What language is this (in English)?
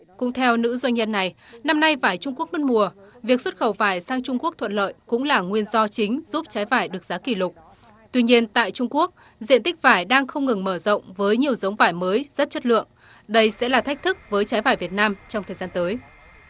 Vietnamese